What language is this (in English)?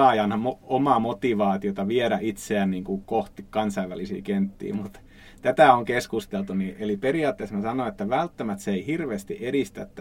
Finnish